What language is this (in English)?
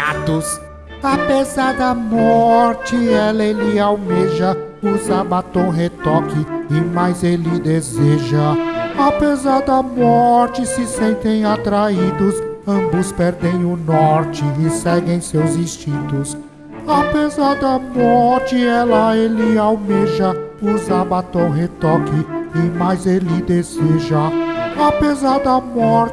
Portuguese